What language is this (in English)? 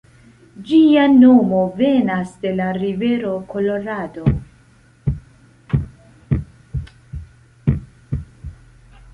Esperanto